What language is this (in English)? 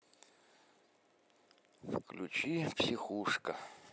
Russian